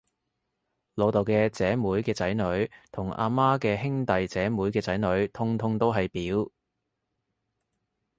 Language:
Cantonese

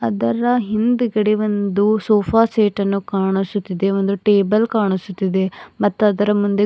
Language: Kannada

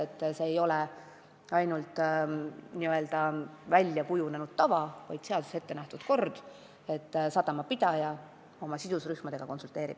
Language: Estonian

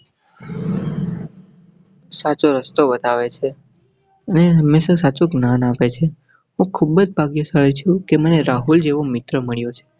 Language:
Gujarati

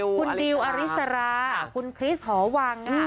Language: Thai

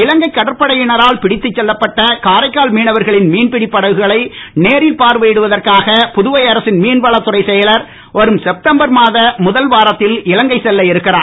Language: Tamil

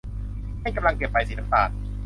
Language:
Thai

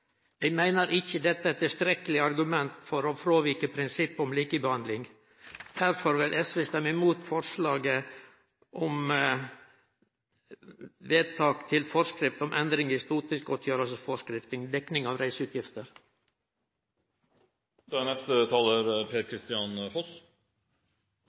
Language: Norwegian Nynorsk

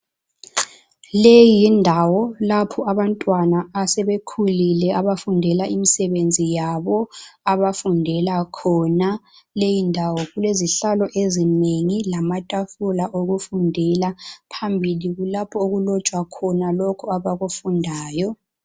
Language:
North Ndebele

